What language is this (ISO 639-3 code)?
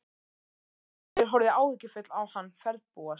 isl